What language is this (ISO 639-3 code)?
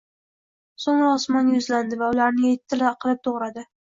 uzb